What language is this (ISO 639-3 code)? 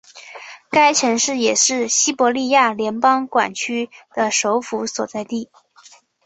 zho